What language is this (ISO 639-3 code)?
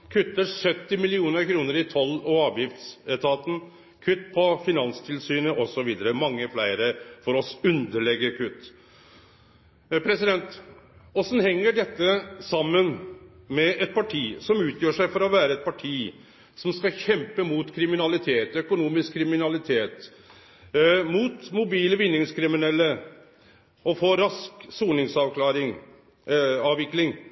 nno